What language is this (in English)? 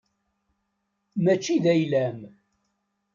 Kabyle